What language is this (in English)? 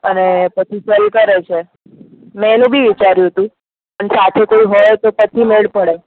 Gujarati